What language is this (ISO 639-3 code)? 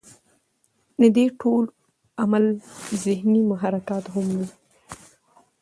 pus